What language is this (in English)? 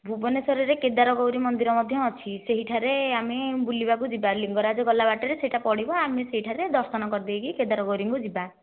Odia